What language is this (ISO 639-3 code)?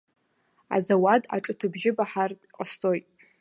abk